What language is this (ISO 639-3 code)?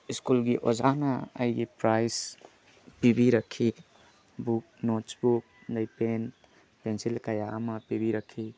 mni